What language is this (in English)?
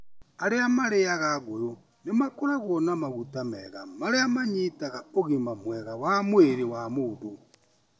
Kikuyu